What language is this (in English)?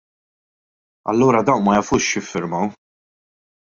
Maltese